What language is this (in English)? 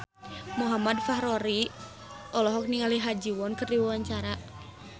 Sundanese